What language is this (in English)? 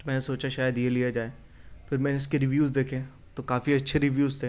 Urdu